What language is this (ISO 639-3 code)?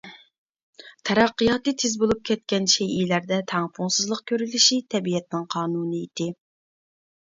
uig